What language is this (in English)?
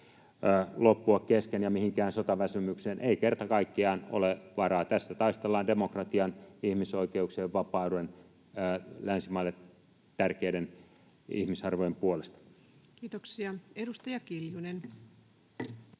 Finnish